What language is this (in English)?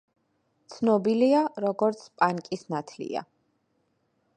Georgian